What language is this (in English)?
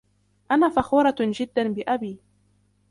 Arabic